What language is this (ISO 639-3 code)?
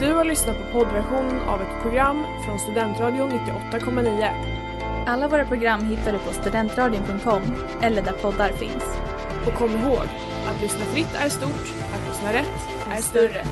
swe